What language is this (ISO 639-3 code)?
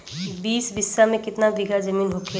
bho